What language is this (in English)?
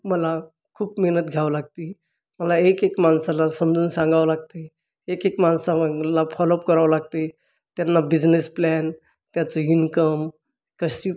Marathi